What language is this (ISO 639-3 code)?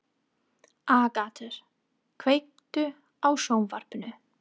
isl